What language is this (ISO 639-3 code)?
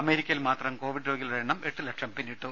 mal